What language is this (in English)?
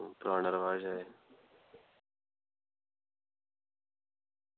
Dogri